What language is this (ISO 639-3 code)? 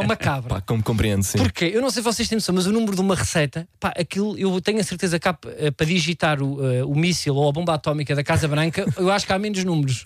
por